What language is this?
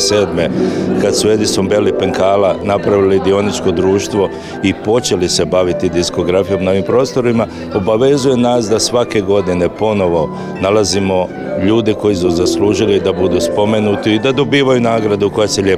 Croatian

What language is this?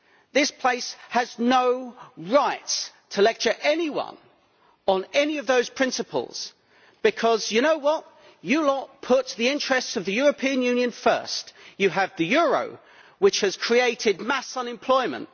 English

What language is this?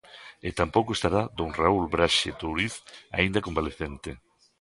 Galician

